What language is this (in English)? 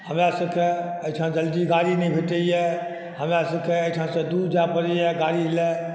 Maithili